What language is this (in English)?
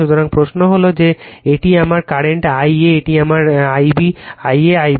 Bangla